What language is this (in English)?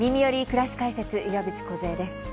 Japanese